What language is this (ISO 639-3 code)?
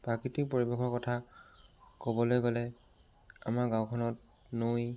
asm